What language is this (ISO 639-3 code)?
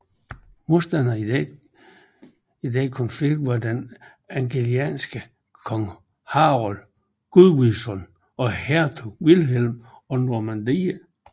dan